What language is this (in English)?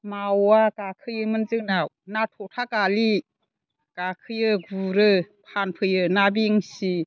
Bodo